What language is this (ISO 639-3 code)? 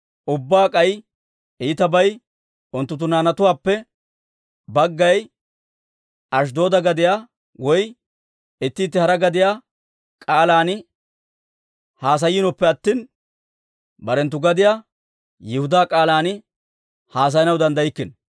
dwr